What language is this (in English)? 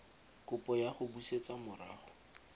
Tswana